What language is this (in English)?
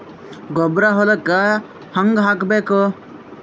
Kannada